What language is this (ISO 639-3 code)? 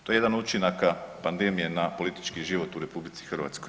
hrv